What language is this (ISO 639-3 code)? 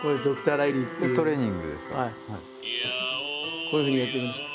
jpn